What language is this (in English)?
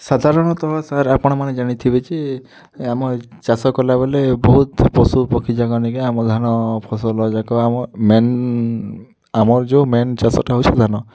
Odia